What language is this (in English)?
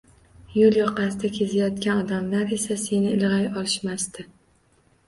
Uzbek